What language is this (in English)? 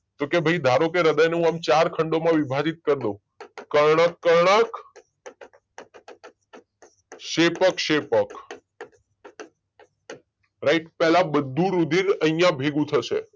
Gujarati